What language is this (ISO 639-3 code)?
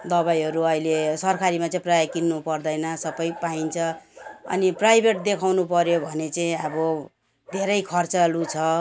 nep